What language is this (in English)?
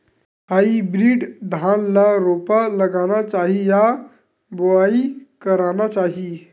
Chhattisgarhi